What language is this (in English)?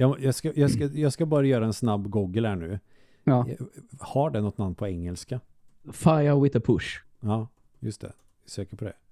Swedish